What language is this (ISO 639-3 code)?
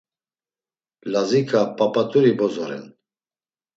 lzz